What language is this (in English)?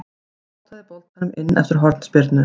Icelandic